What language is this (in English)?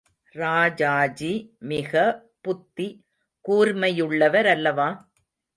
Tamil